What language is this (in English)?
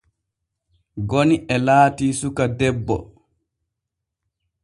Borgu Fulfulde